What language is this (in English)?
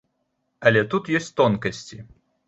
Belarusian